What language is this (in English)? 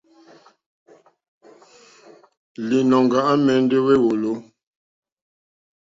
Mokpwe